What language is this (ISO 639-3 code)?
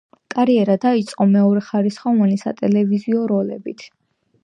kat